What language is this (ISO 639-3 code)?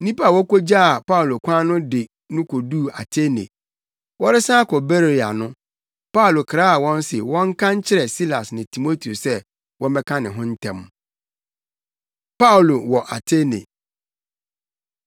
aka